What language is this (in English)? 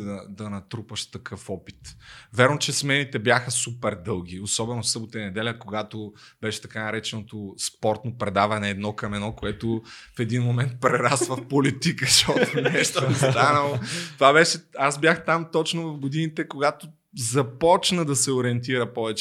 Bulgarian